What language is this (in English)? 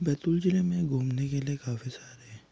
Hindi